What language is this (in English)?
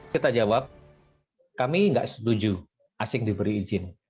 Indonesian